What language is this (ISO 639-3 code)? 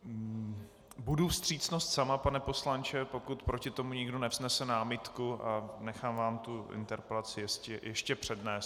ces